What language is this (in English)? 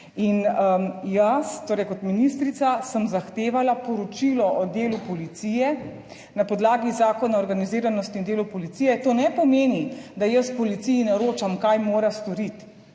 Slovenian